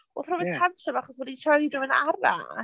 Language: Welsh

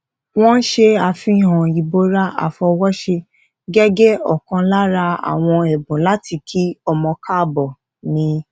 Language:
Yoruba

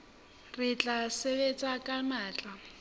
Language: Southern Sotho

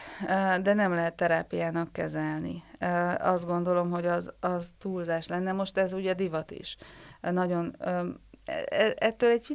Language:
Hungarian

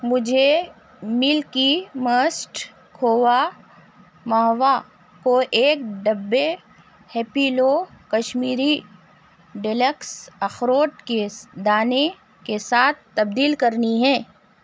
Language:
Urdu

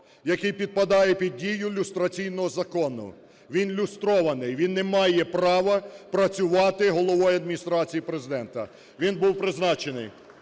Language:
Ukrainian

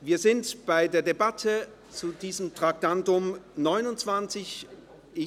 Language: Swiss German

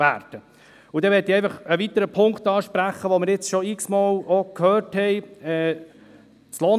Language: Swiss German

